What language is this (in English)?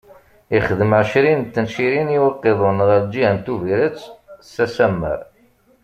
Kabyle